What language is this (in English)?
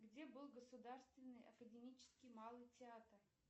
Russian